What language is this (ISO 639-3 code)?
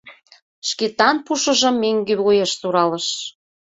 chm